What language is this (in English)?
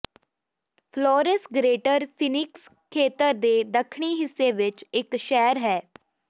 Punjabi